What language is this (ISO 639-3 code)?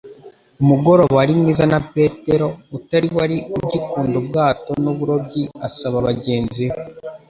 kin